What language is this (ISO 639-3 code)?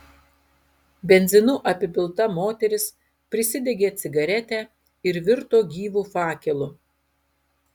lit